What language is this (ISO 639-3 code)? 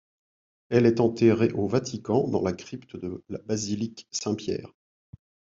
fra